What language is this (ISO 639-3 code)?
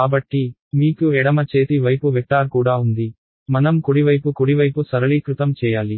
tel